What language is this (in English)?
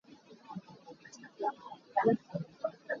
Hakha Chin